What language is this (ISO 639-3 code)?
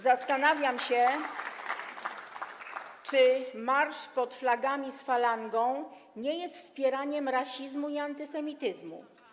pol